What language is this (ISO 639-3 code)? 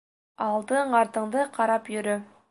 bak